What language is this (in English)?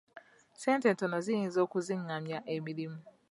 Ganda